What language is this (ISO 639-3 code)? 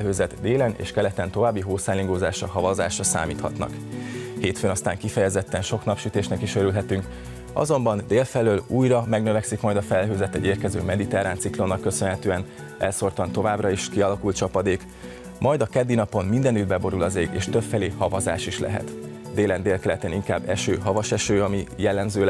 hun